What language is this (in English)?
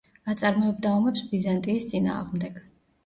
Georgian